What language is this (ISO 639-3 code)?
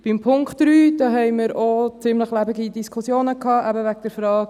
gsw